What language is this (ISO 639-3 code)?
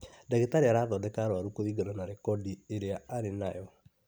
kik